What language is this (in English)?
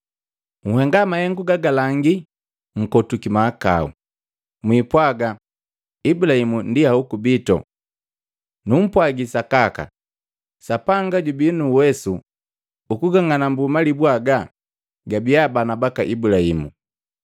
Matengo